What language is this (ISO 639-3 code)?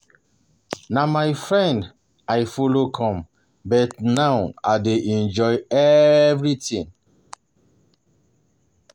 pcm